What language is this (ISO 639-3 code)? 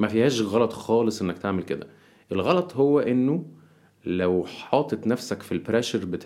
ara